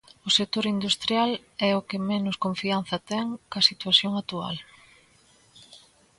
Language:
Galician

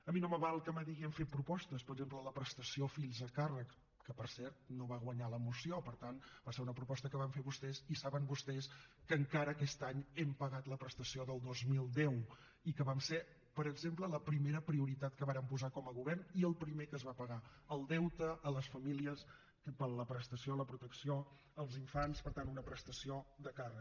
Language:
Catalan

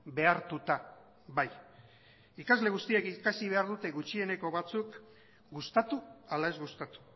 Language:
Basque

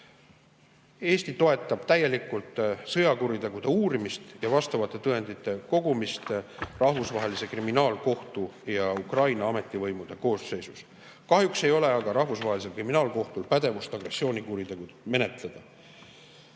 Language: Estonian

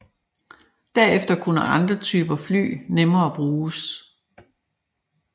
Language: Danish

